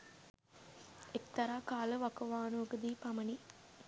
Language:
Sinhala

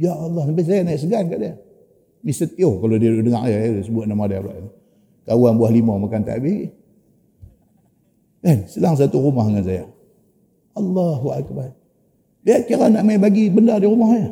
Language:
Malay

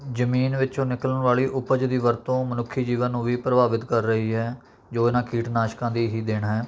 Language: Punjabi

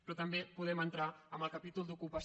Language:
Catalan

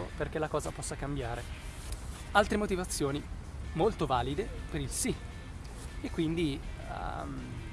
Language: Italian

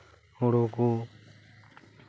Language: Santali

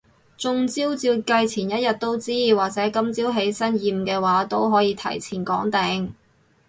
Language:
Cantonese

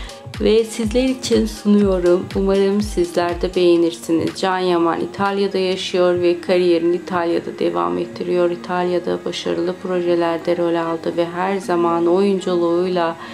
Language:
Turkish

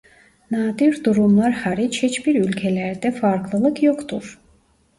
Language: Turkish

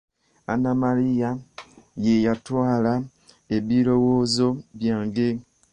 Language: Ganda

